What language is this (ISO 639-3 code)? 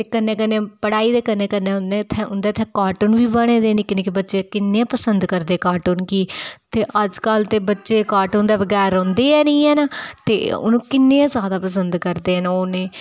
doi